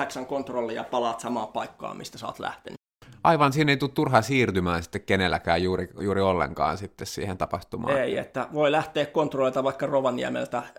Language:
Finnish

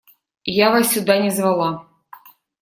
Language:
Russian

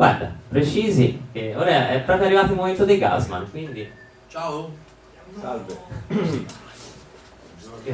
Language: Italian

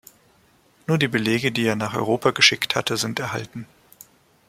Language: German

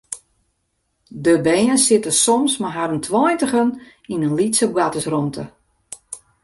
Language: Western Frisian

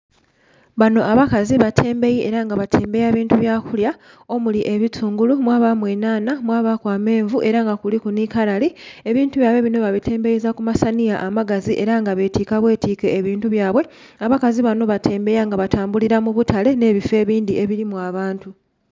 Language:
Soga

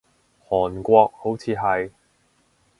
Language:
Cantonese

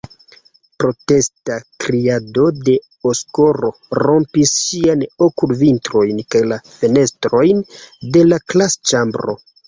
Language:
Esperanto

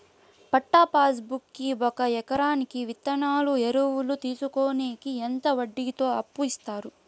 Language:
Telugu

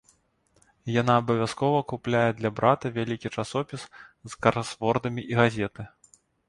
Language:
Belarusian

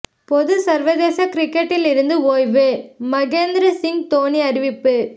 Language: Tamil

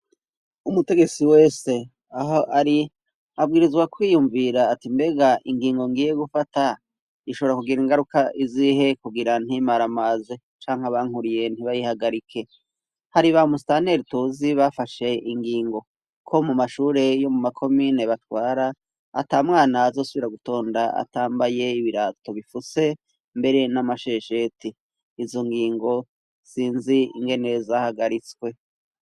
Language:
Rundi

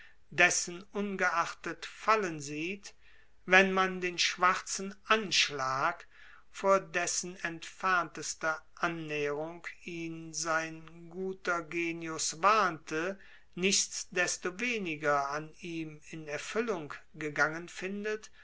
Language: German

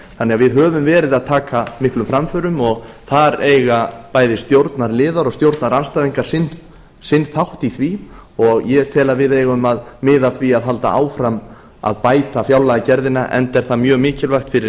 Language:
Icelandic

